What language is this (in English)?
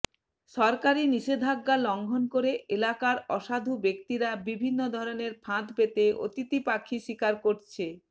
Bangla